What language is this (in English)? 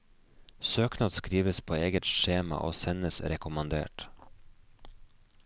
Norwegian